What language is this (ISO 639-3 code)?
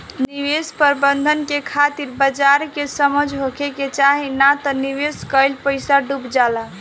bho